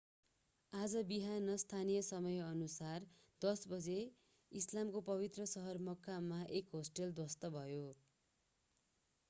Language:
Nepali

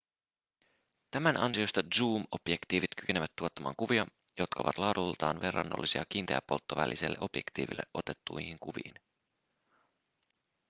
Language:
Finnish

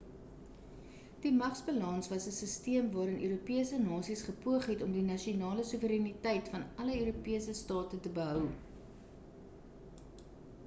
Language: Afrikaans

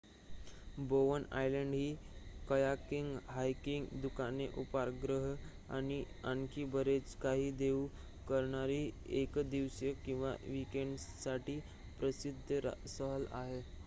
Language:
Marathi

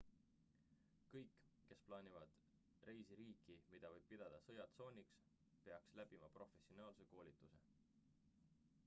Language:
Estonian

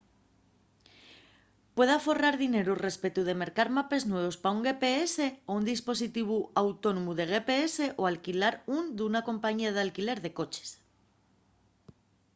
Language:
Asturian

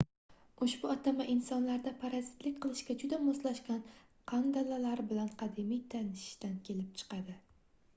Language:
Uzbek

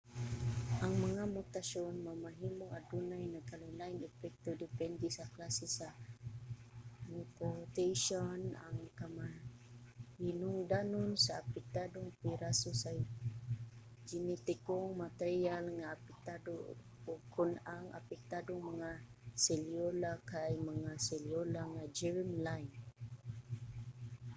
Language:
Cebuano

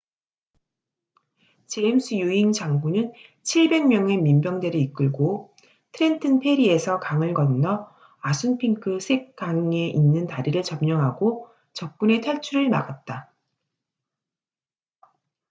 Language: Korean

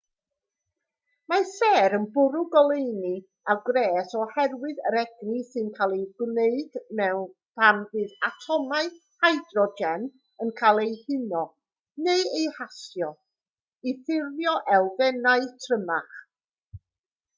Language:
Welsh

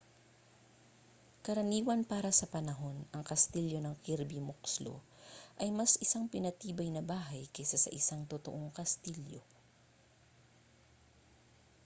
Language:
Filipino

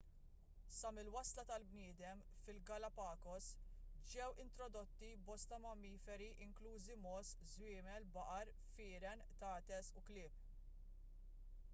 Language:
Maltese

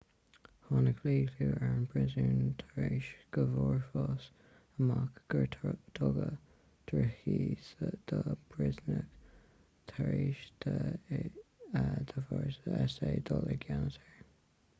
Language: Irish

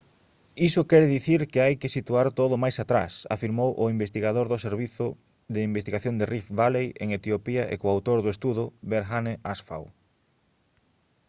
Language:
Galician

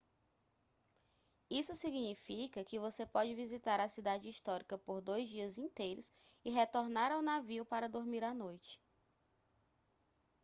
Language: Portuguese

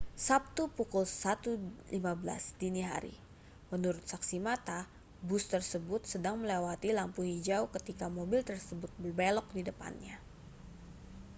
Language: Indonesian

